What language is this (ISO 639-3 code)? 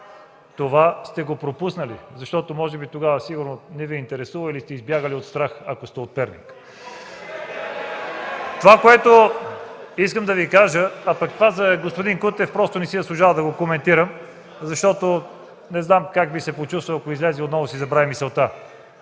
bul